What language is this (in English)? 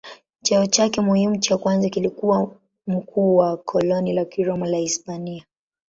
Swahili